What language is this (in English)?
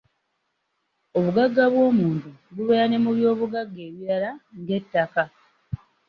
Ganda